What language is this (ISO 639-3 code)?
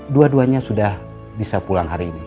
ind